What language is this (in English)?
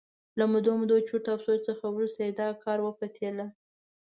Pashto